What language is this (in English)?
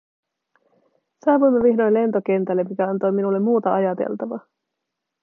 Finnish